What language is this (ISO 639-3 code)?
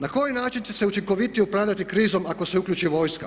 hrv